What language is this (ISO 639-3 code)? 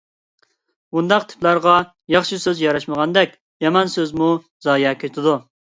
uig